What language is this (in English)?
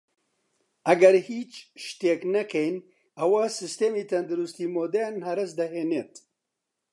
Central Kurdish